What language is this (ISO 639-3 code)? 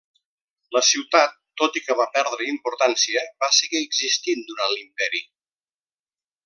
cat